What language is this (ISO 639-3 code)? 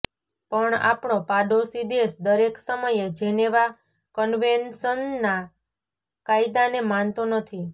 guj